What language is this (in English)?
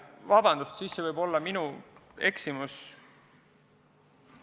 Estonian